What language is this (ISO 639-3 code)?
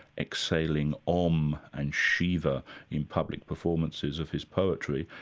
eng